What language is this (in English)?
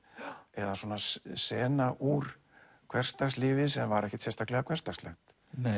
Icelandic